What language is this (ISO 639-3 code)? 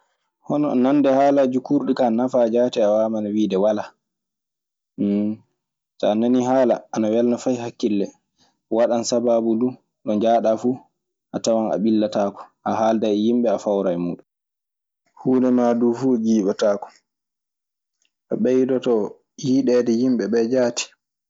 ffm